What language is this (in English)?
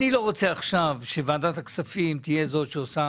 Hebrew